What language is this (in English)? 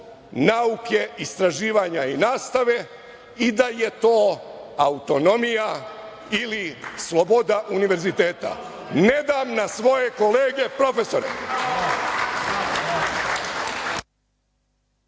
Serbian